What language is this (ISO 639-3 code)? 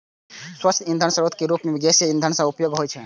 mai